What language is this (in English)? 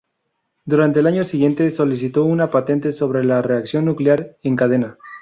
Spanish